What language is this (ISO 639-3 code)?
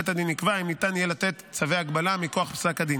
heb